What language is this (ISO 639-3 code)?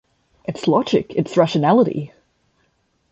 eng